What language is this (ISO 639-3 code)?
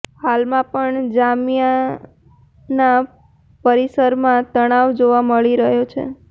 guj